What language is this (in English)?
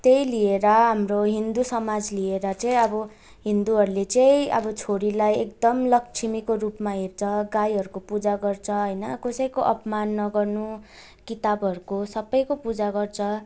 Nepali